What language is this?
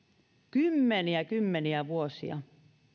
Finnish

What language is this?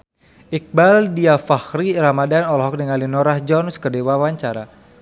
Sundanese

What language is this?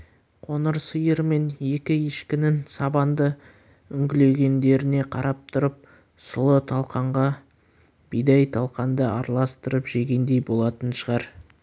Kazakh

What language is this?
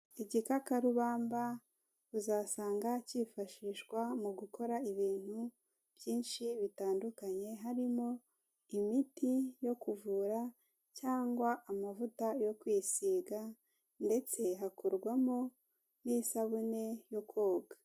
Kinyarwanda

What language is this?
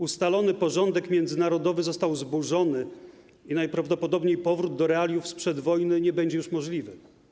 Polish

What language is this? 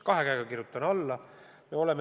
Estonian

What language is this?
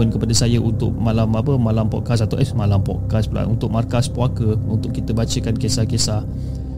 Malay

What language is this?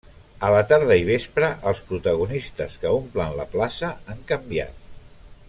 Catalan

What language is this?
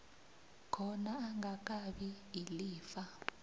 South Ndebele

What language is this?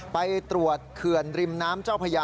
Thai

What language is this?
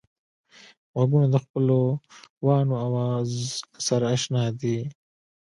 Pashto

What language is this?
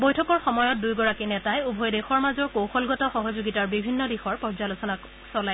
Assamese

